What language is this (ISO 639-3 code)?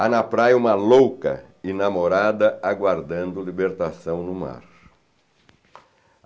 por